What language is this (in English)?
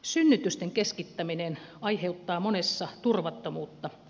Finnish